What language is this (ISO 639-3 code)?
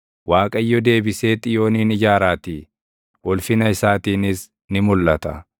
orm